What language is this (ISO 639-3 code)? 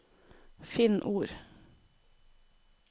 nor